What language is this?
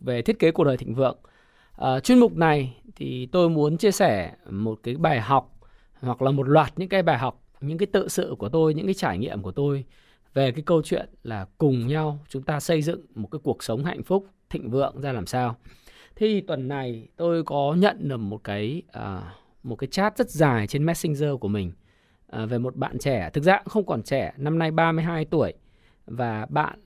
Vietnamese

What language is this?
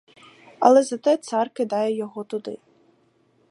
Ukrainian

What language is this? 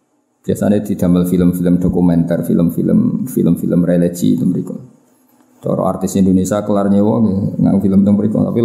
Indonesian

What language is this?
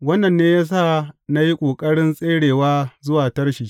Hausa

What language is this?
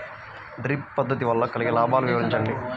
Telugu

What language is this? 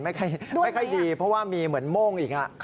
Thai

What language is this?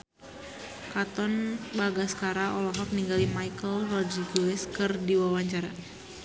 Sundanese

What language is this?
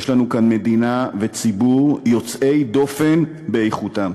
Hebrew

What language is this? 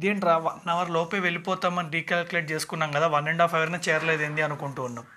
Telugu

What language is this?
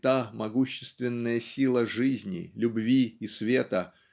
Russian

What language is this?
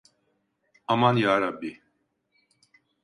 Turkish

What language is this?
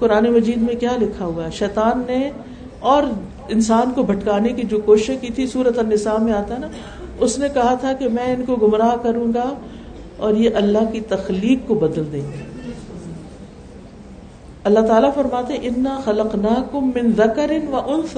Urdu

